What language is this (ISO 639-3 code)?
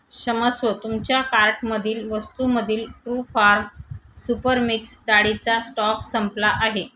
mar